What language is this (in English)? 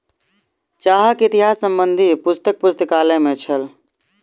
Maithili